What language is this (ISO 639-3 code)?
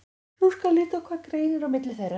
isl